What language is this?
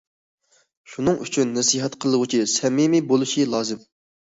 Uyghur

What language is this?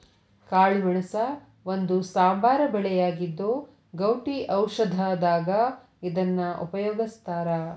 Kannada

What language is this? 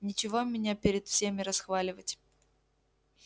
Russian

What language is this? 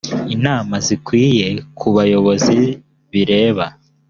Kinyarwanda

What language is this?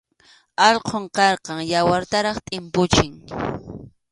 Arequipa-La Unión Quechua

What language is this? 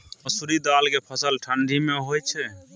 Maithili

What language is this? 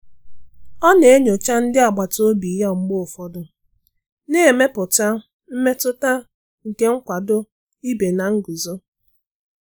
Igbo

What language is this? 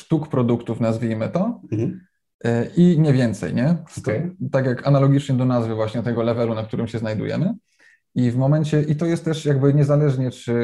Polish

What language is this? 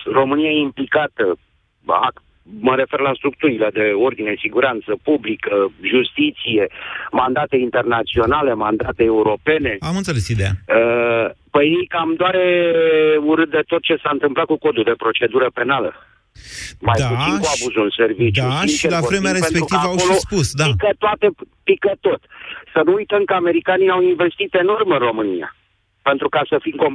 Romanian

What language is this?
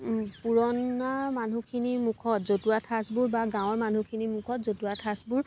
Assamese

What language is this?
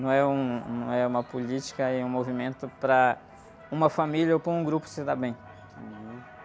Portuguese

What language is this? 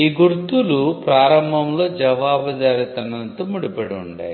Telugu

